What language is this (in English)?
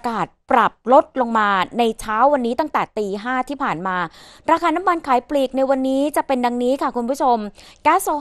Thai